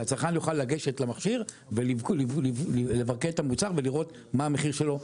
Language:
Hebrew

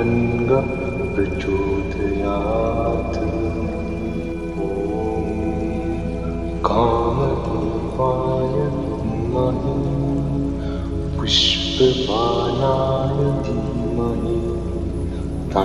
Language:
Vietnamese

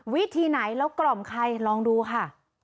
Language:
Thai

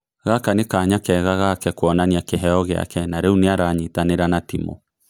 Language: Kikuyu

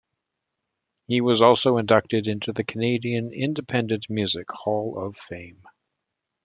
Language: English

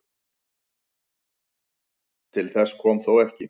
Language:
Icelandic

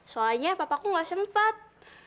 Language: Indonesian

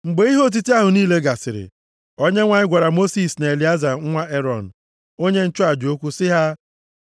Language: Igbo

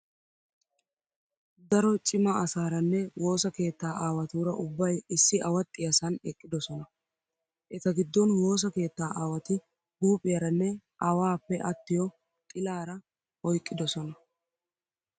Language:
Wolaytta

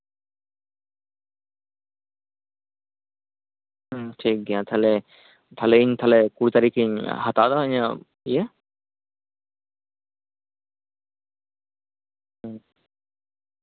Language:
Santali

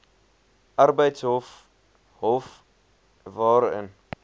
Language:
Afrikaans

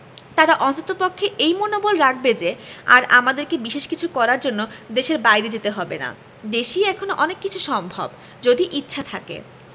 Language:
Bangla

